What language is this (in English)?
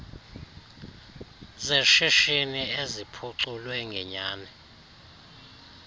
Xhosa